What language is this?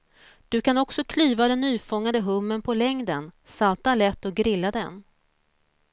Swedish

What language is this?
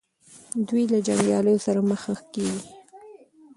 Pashto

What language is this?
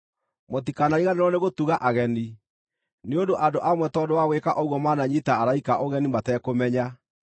Kikuyu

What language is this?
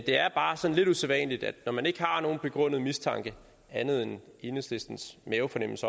Danish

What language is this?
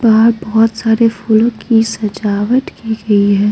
Hindi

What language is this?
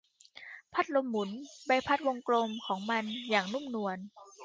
Thai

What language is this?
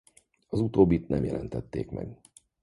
Hungarian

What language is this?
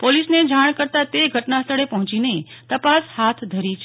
Gujarati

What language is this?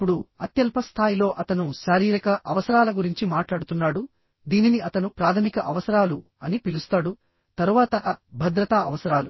Telugu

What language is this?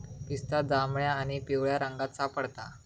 Marathi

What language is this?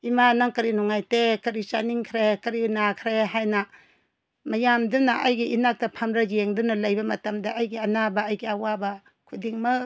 Manipuri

